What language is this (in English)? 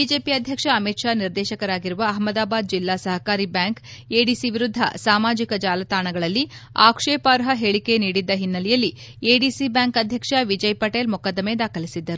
Kannada